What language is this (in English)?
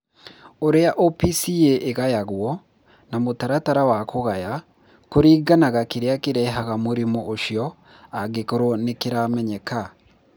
Kikuyu